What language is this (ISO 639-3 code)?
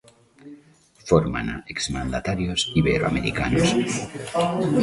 glg